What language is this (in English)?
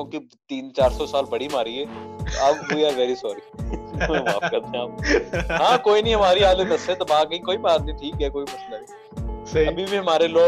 Urdu